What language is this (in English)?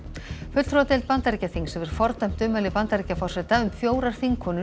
Icelandic